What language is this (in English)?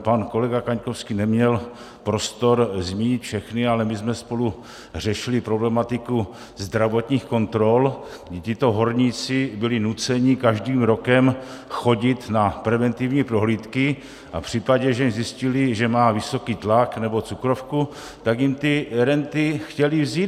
Czech